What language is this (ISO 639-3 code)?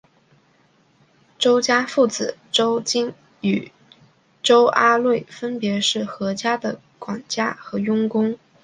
zho